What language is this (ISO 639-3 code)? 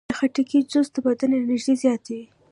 pus